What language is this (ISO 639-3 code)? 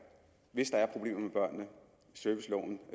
dan